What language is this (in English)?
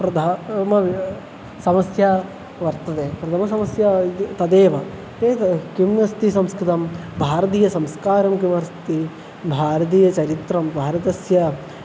Sanskrit